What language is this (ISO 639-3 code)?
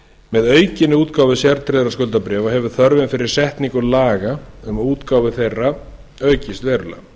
isl